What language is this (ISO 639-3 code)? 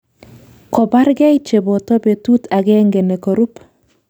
kln